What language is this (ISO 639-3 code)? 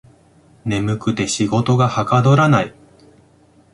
jpn